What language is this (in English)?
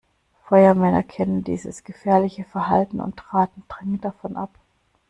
German